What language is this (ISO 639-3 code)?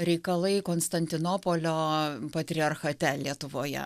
lit